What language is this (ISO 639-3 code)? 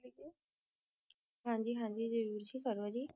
pan